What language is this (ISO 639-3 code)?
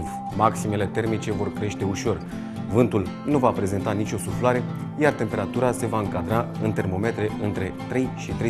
ron